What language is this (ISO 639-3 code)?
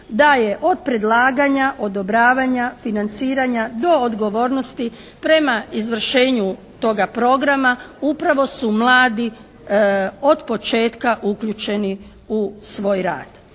hrv